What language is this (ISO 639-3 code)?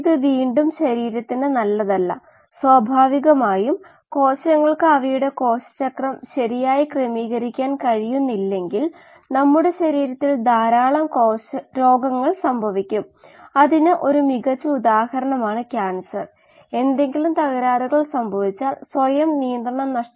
mal